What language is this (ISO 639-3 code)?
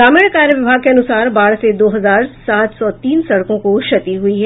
hin